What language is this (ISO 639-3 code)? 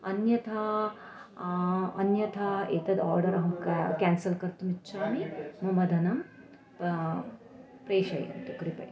san